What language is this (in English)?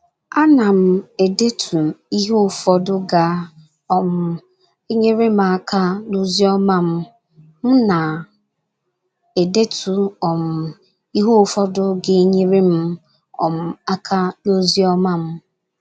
Igbo